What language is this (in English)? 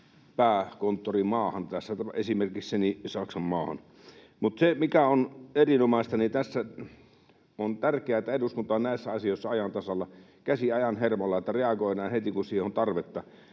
Finnish